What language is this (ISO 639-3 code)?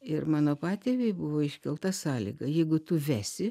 lit